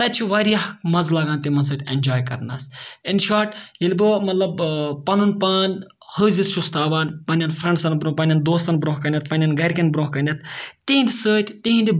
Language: Kashmiri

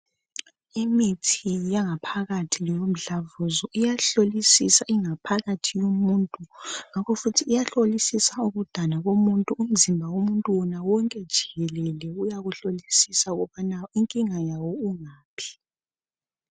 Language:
North Ndebele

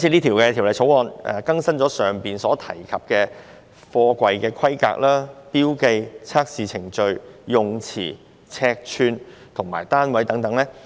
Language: Cantonese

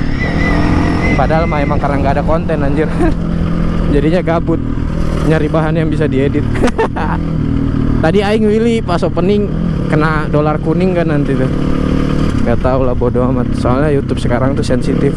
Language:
Indonesian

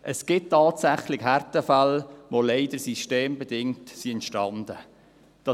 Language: Swiss German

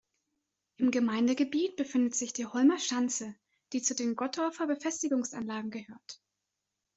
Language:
German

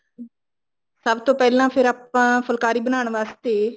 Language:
Punjabi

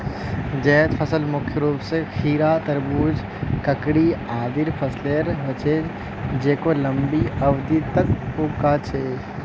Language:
Magahi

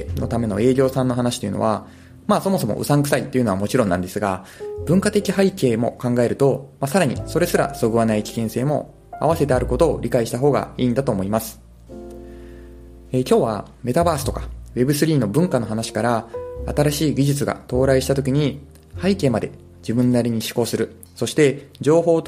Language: Japanese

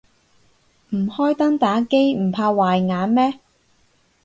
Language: Cantonese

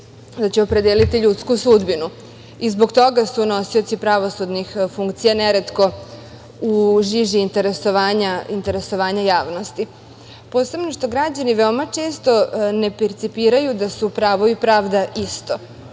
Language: Serbian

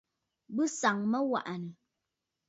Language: Bafut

